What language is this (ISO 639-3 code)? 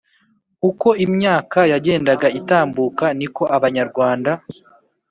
kin